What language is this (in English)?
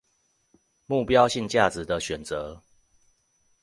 Chinese